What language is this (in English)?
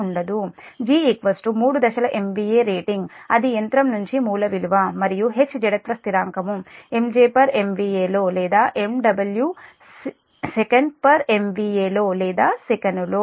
Telugu